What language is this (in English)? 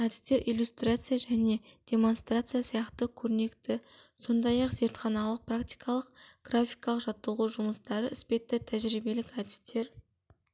Kazakh